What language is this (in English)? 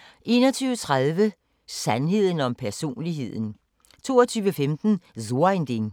Danish